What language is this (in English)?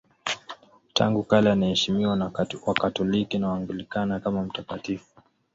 Swahili